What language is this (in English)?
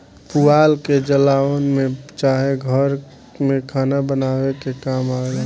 Bhojpuri